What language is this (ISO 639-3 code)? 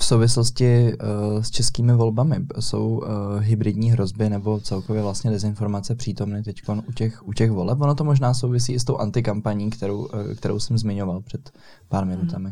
ces